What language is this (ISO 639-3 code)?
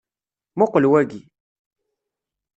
kab